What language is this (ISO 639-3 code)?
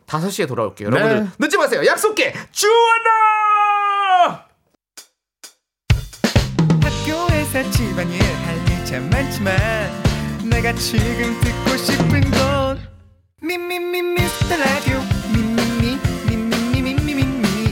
kor